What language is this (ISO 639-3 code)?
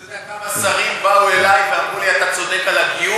heb